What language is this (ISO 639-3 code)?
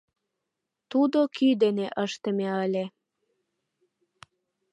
chm